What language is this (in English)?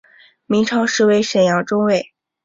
Chinese